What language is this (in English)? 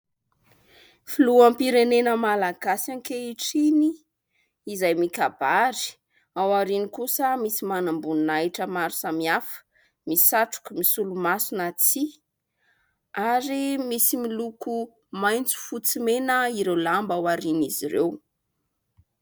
Malagasy